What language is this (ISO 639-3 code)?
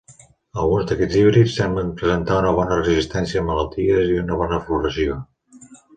cat